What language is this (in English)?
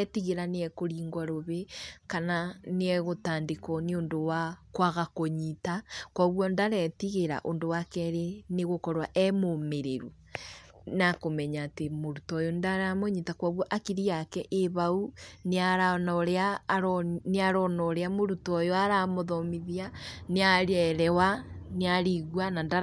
Kikuyu